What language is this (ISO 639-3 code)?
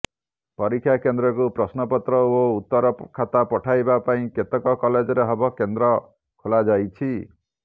ori